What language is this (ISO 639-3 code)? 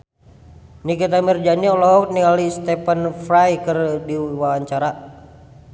sun